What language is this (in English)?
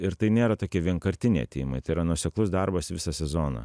Lithuanian